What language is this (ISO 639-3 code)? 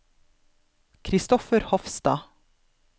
nor